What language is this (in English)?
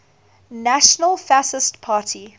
English